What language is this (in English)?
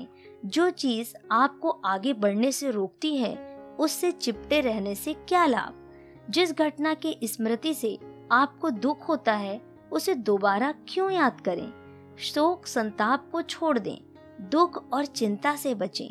Hindi